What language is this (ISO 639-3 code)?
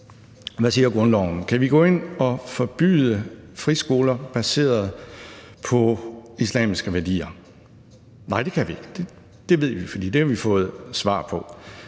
dan